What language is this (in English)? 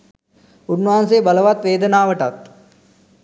Sinhala